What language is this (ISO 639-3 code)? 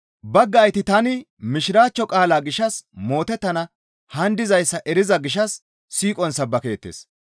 gmv